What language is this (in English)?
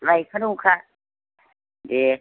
Bodo